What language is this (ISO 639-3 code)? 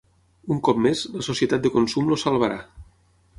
cat